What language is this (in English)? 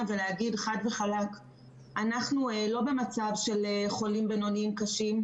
Hebrew